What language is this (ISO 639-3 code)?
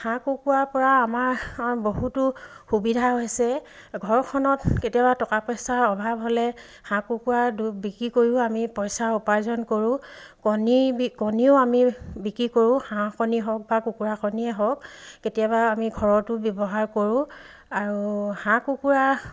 asm